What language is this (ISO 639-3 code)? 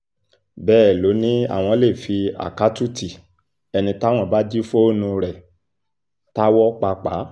yor